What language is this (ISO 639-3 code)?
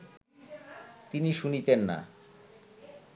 ben